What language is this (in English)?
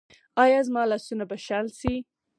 Pashto